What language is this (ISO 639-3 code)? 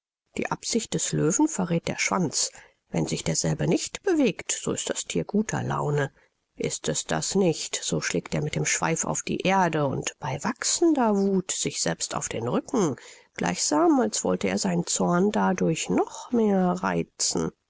deu